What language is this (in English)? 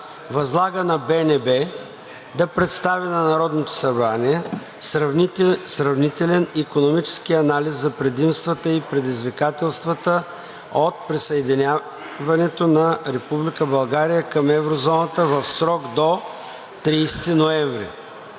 Bulgarian